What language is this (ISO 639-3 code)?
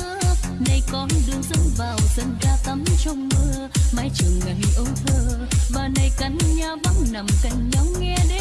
vie